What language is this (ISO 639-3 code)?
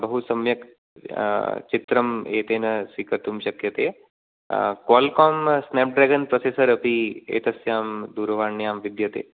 san